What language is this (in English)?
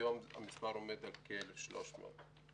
Hebrew